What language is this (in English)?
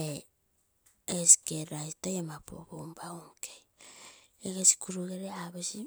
Terei